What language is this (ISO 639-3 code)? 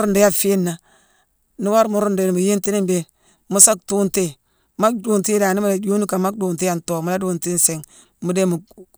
msw